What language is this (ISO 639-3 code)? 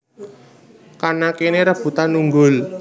jav